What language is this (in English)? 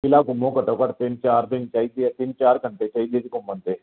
Punjabi